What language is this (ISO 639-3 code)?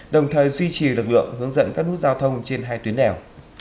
vie